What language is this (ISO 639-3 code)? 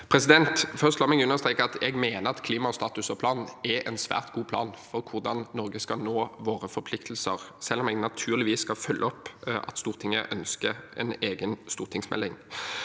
nor